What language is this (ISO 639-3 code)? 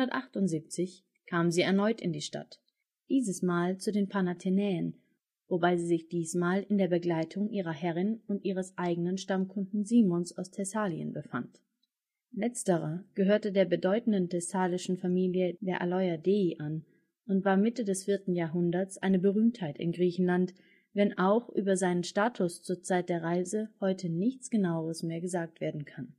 deu